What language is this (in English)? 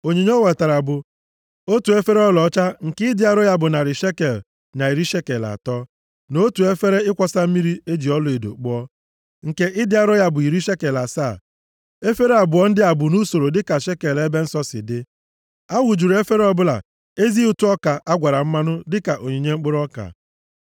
Igbo